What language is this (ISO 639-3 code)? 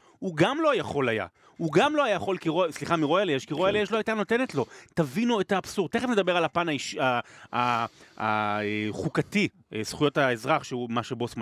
heb